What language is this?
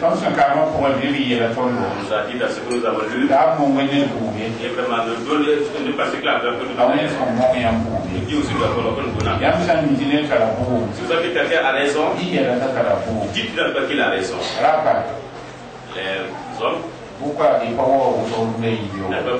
French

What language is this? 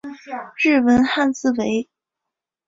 Chinese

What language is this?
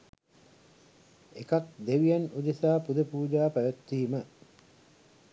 Sinhala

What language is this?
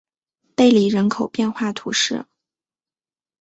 Chinese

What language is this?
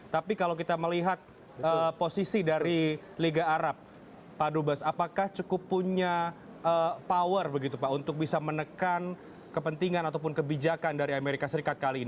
Indonesian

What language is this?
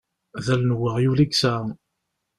Kabyle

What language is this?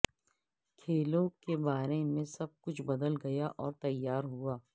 Urdu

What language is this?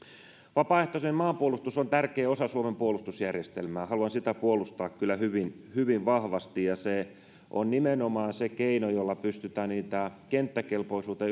Finnish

